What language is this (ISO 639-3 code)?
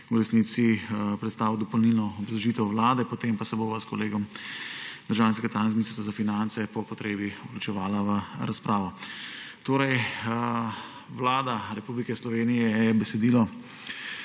slv